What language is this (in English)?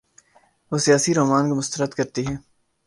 Urdu